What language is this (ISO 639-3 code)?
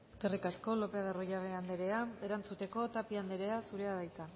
eus